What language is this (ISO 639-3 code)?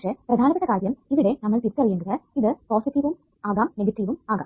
mal